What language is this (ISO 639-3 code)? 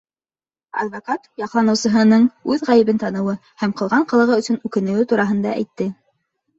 bak